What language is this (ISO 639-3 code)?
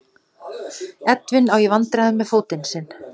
isl